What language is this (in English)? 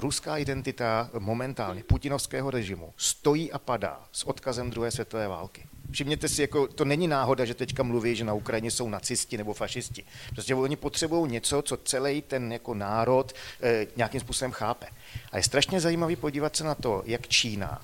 Czech